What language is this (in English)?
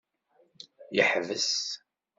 Kabyle